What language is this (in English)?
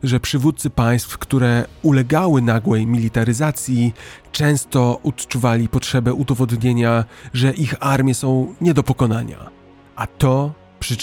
Polish